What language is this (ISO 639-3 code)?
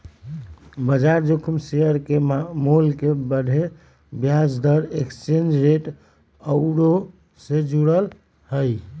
mag